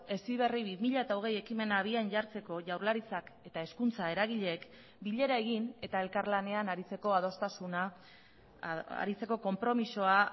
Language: Basque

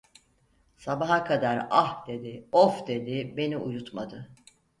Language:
Turkish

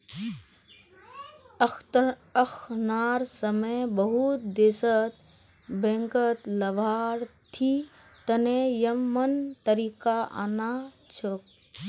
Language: Magahi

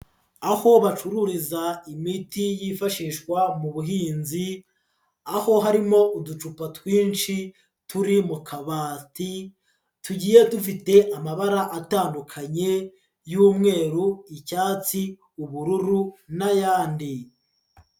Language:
Kinyarwanda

